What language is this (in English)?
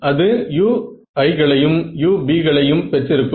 Tamil